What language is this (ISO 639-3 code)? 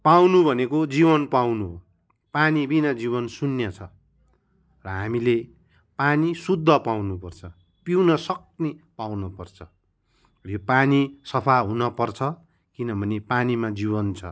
nep